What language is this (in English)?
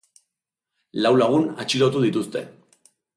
Basque